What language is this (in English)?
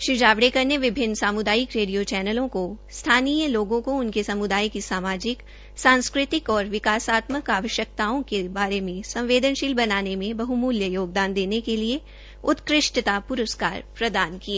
Hindi